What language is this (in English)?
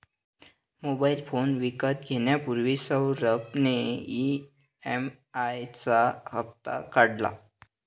Marathi